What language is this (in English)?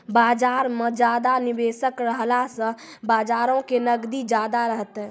Maithili